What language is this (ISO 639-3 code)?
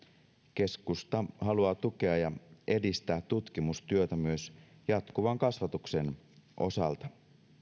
fin